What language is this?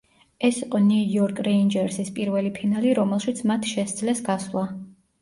Georgian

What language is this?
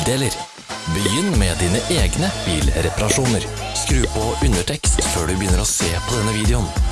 Norwegian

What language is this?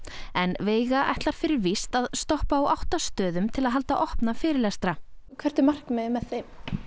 Icelandic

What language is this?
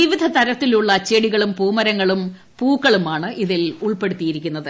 Malayalam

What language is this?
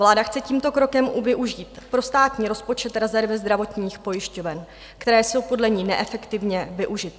Czech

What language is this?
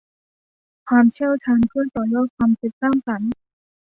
Thai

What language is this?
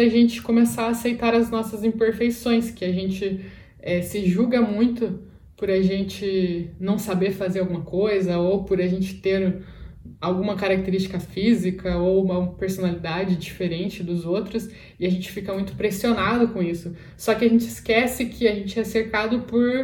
Portuguese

